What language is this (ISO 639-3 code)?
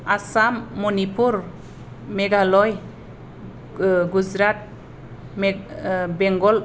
brx